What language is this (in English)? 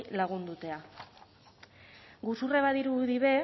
Basque